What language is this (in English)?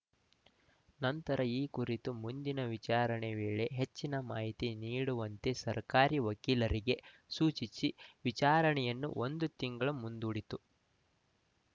Kannada